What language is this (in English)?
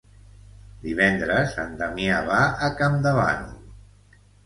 Catalan